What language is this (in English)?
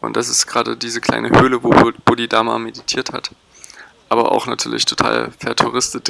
German